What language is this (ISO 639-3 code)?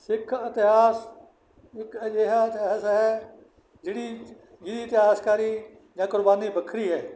pan